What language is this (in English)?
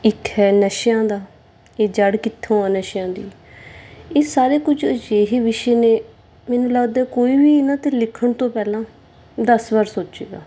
Punjabi